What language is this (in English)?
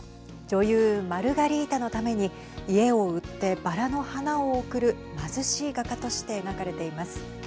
Japanese